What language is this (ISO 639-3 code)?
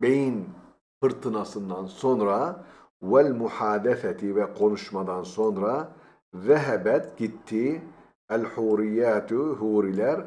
tur